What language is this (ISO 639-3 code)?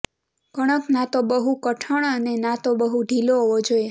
guj